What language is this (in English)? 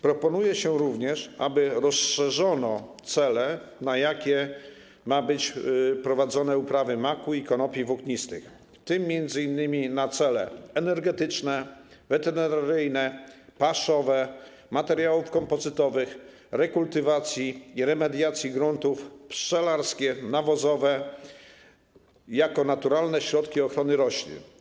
Polish